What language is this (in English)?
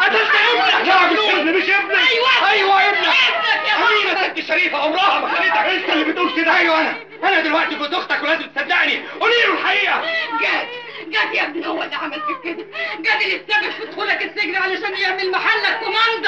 Arabic